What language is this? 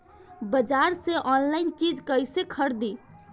Bhojpuri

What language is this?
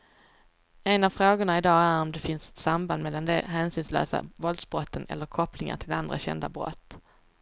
Swedish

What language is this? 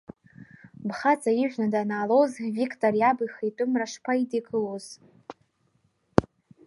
Abkhazian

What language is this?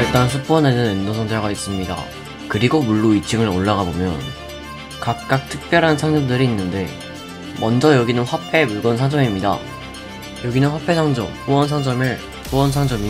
Korean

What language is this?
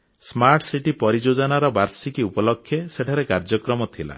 Odia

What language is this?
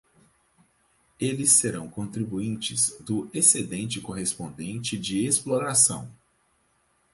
Portuguese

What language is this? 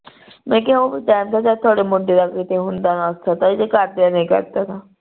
Punjabi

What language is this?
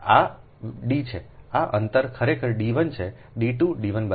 Gujarati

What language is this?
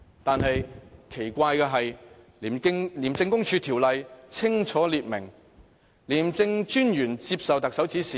Cantonese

